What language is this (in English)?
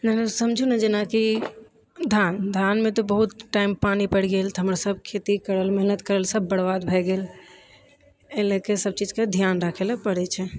Maithili